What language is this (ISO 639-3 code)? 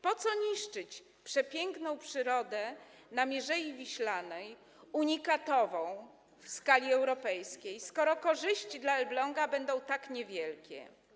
pol